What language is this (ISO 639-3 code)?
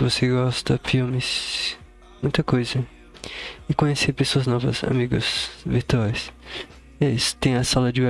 por